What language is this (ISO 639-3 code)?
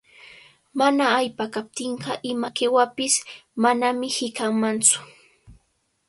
qvl